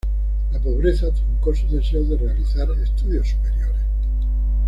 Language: Spanish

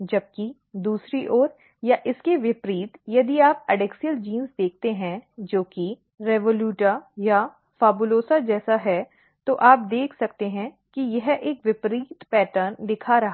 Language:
Hindi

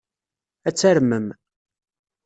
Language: Kabyle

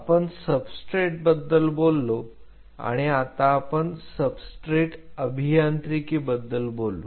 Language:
Marathi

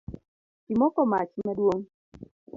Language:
Luo (Kenya and Tanzania)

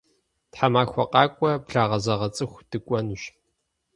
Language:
Kabardian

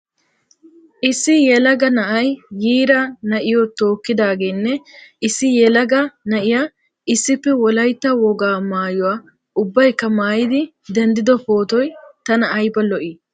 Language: Wolaytta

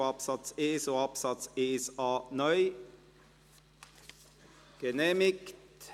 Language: Swiss German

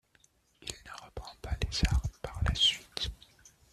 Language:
French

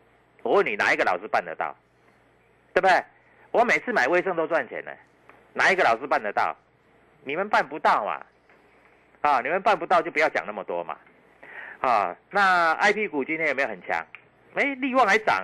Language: Chinese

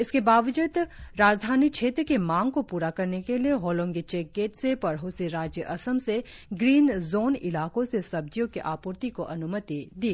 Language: Hindi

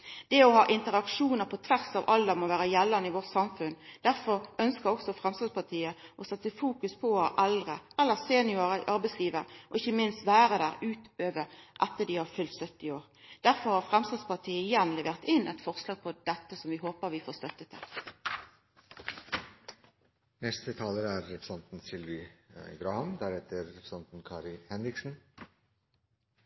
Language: Norwegian Nynorsk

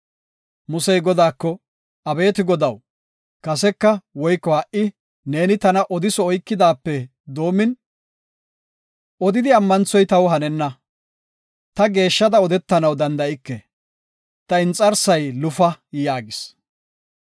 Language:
Gofa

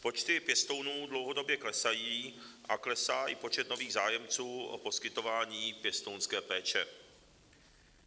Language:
Czech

